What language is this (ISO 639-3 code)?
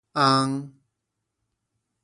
nan